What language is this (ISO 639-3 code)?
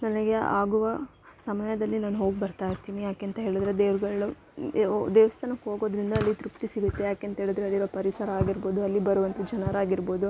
kan